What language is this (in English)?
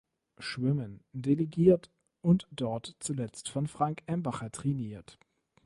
German